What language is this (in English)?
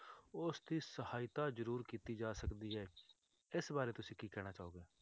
Punjabi